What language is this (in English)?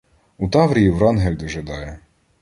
Ukrainian